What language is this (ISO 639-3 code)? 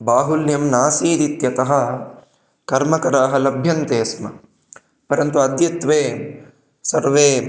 san